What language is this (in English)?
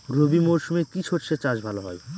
Bangla